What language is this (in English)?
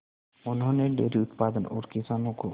Hindi